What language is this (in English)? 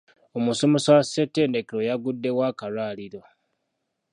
Ganda